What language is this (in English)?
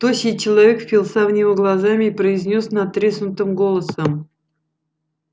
Russian